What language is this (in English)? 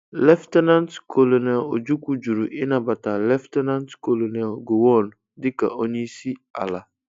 Igbo